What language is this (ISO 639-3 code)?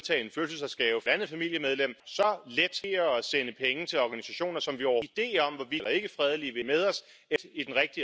pol